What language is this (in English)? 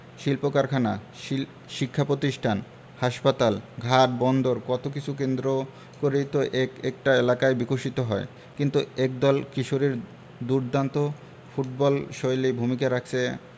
Bangla